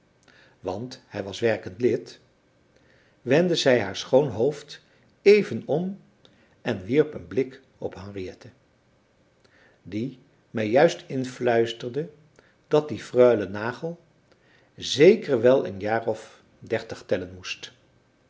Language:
Dutch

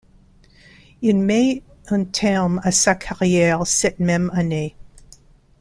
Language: French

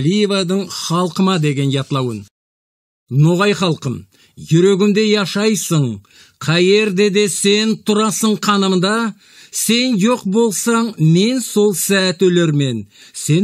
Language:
Turkish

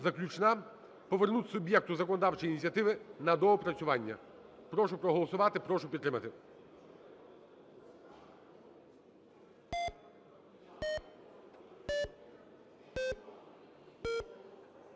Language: Ukrainian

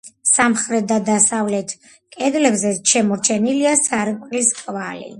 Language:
Georgian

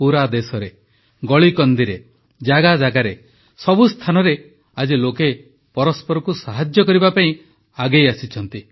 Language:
Odia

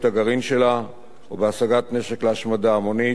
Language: Hebrew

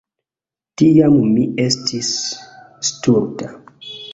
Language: Esperanto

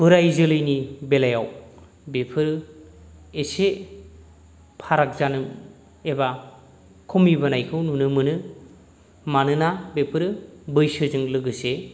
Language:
Bodo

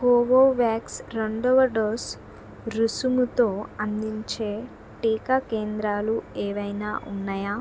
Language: Telugu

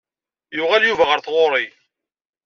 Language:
Kabyle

